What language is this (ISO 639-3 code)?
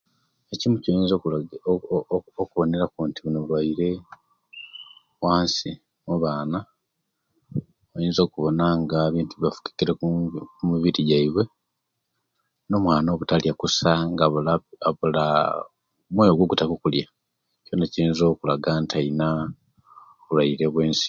lke